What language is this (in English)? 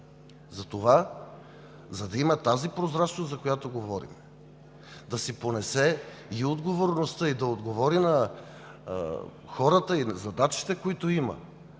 Bulgarian